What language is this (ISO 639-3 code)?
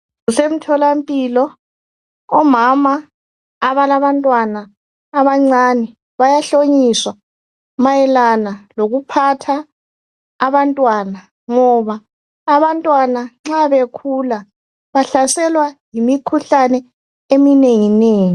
nde